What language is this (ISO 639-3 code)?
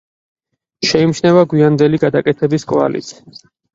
kat